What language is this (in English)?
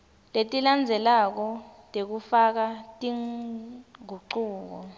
Swati